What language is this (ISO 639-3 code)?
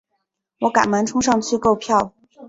zho